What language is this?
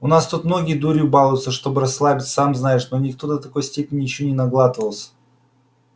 Russian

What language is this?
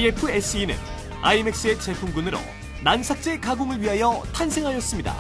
Korean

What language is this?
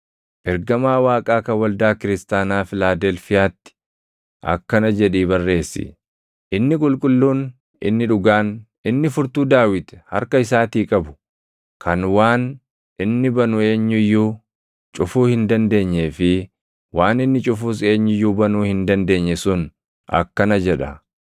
Oromo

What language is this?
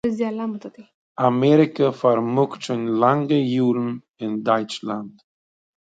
Yiddish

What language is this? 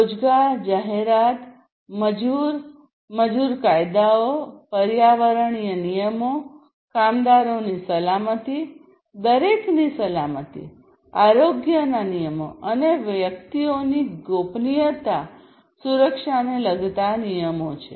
Gujarati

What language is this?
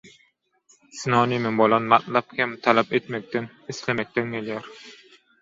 Turkmen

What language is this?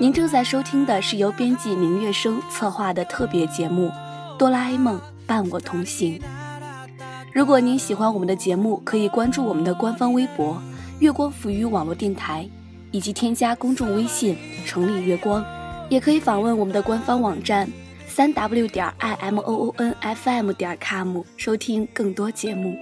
Chinese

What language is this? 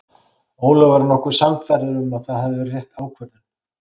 Icelandic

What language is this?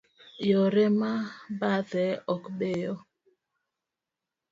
Luo (Kenya and Tanzania)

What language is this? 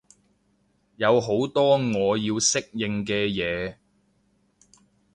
Cantonese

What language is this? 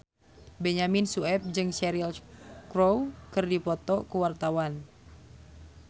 Sundanese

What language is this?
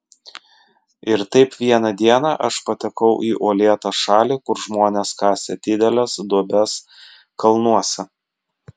Lithuanian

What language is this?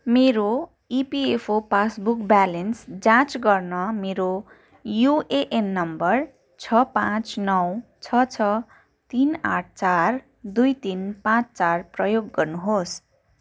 Nepali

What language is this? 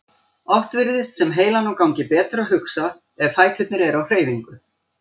Icelandic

